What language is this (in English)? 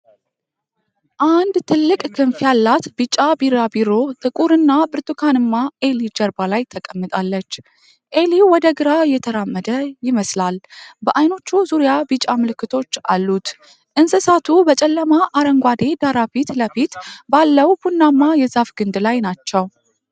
Amharic